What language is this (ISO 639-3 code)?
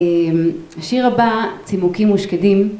heb